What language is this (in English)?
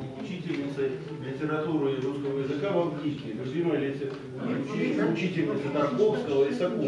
Russian